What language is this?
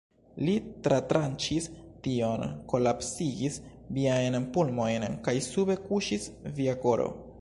Esperanto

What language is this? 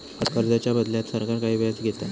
Marathi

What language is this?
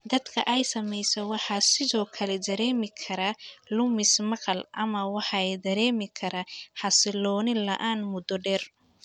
Somali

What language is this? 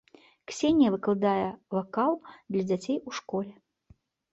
Belarusian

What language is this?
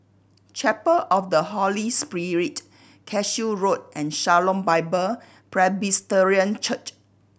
English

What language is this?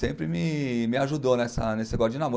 Portuguese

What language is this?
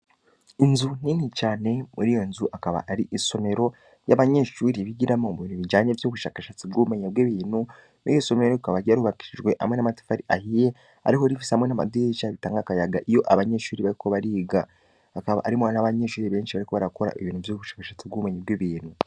Rundi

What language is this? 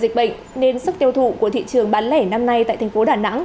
Vietnamese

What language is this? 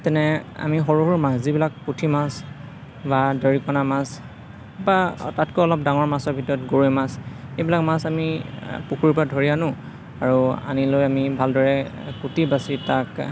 Assamese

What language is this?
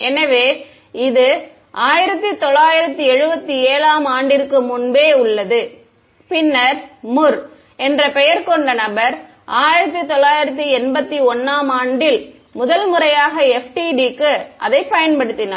Tamil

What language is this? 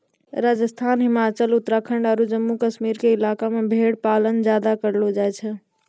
Maithili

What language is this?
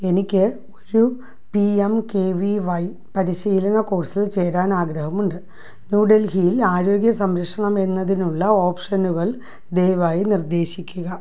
Malayalam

